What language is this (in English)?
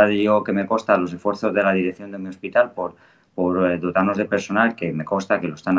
Spanish